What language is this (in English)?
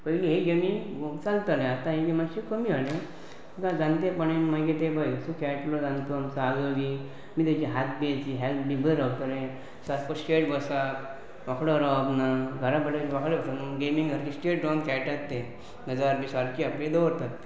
Konkani